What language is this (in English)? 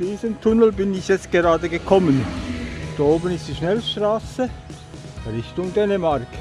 German